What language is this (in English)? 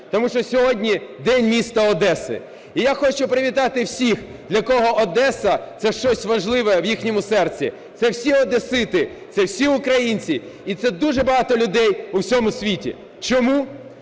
Ukrainian